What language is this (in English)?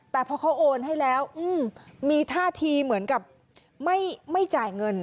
Thai